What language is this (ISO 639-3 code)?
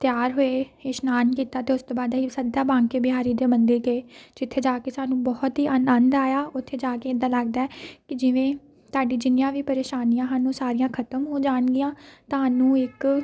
pan